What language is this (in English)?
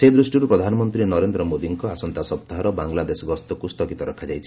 Odia